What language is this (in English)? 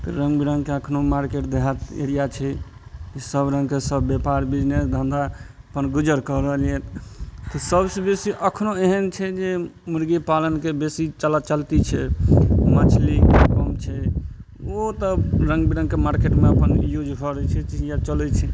Maithili